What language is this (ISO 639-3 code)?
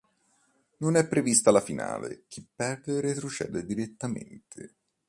ita